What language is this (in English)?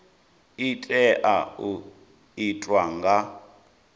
Venda